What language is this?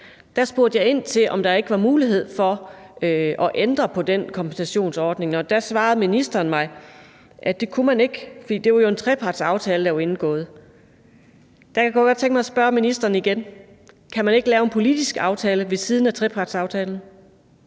Danish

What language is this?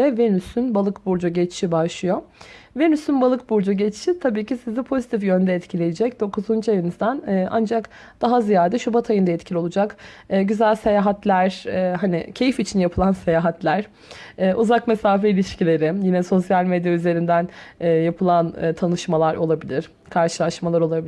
Turkish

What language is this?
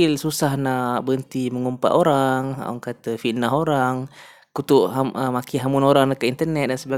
Malay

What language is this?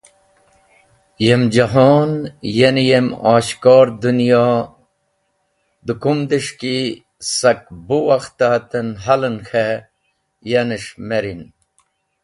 Wakhi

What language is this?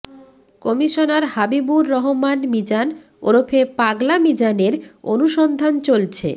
Bangla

